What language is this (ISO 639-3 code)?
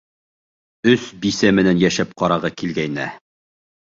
bak